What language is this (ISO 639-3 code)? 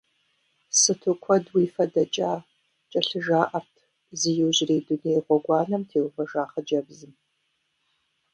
kbd